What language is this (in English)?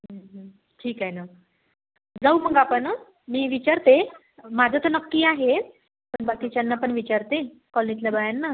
Marathi